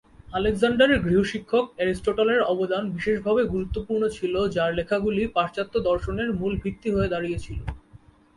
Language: Bangla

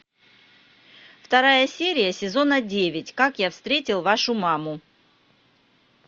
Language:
Russian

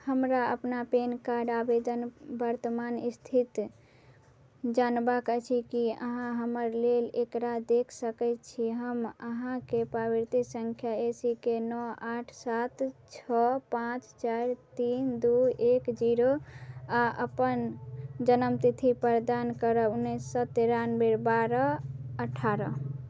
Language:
Maithili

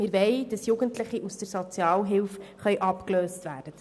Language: Swiss German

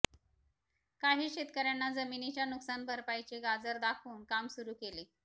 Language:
Marathi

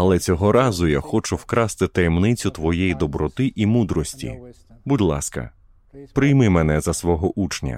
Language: Ukrainian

